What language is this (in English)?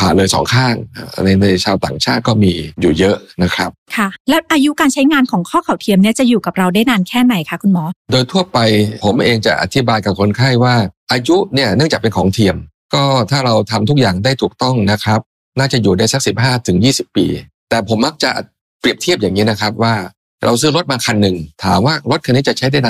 Thai